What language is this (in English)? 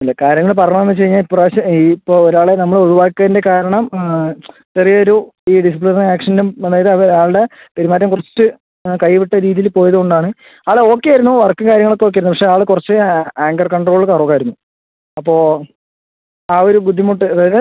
Malayalam